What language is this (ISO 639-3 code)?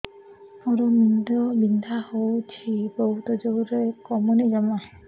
ori